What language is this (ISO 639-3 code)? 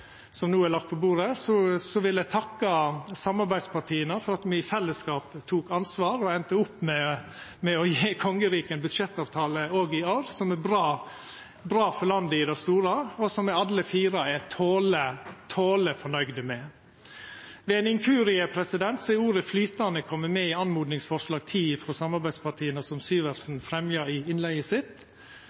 nno